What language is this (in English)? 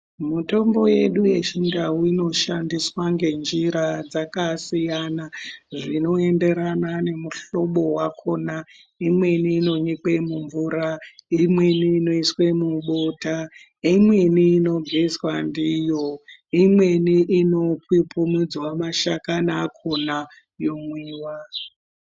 Ndau